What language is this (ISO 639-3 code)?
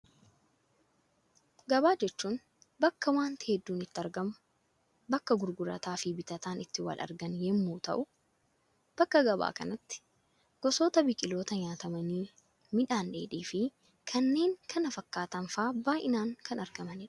orm